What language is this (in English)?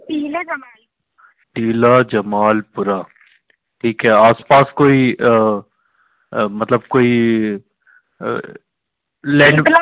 Hindi